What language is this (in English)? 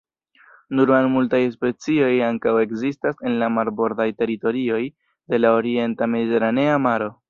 Esperanto